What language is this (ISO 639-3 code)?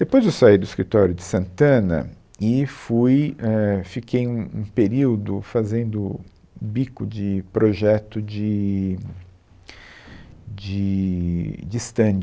por